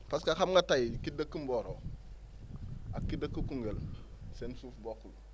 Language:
Wolof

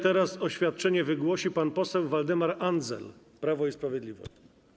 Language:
Polish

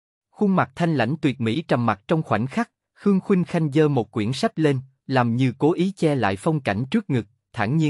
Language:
Vietnamese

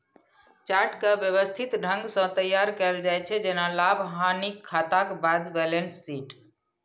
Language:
Maithili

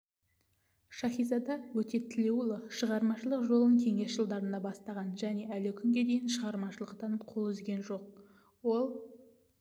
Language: Kazakh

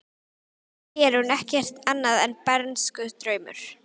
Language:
Icelandic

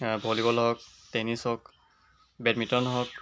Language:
Assamese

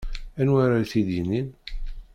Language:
Kabyle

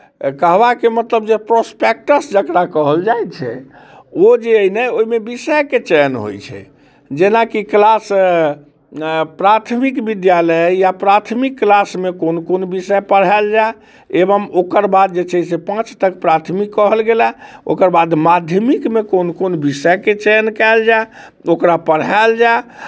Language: Maithili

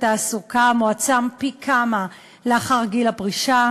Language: Hebrew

